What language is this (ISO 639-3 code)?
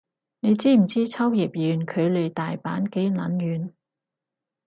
yue